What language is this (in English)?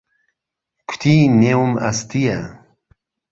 Central Kurdish